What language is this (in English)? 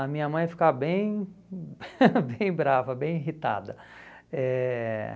Portuguese